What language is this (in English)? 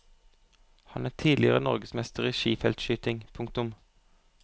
Norwegian